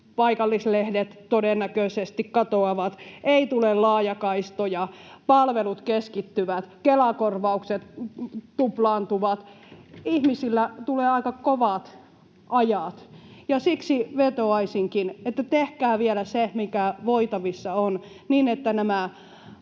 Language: Finnish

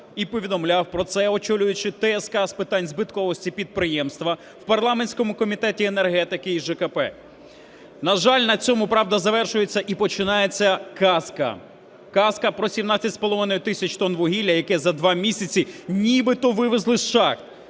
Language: Ukrainian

